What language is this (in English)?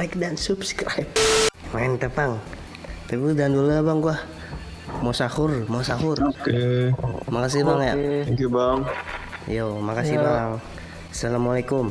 Indonesian